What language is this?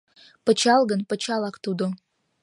Mari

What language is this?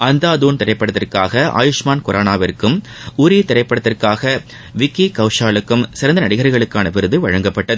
Tamil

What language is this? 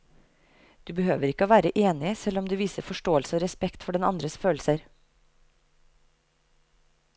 Norwegian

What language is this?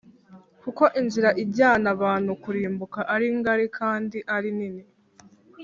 Kinyarwanda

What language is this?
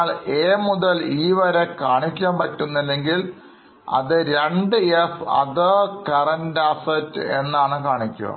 Malayalam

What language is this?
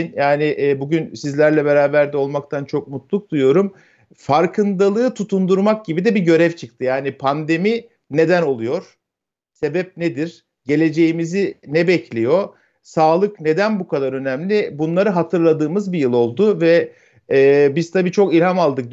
Turkish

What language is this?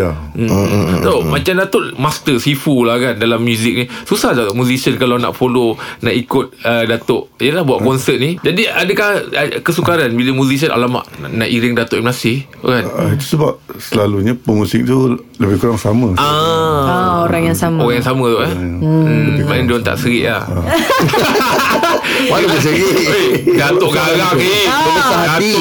Malay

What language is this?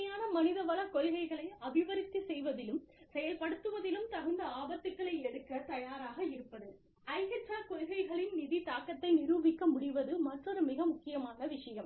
Tamil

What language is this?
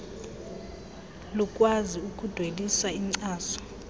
Xhosa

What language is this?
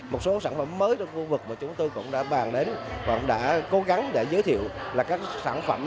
Vietnamese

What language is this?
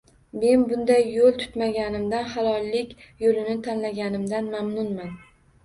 Uzbek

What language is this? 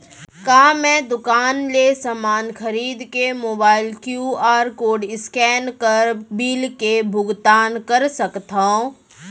Chhattisgarhi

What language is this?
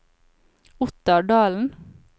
Norwegian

